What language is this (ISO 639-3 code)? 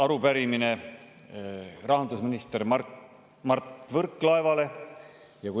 est